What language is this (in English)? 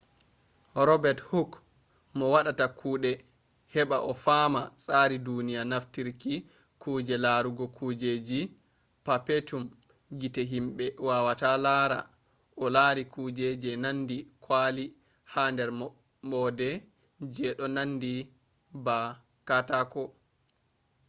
Fula